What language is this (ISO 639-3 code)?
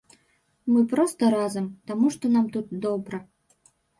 bel